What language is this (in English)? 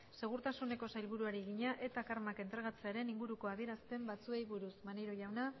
Basque